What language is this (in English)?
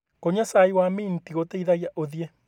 Kikuyu